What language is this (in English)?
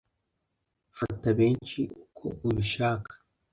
Kinyarwanda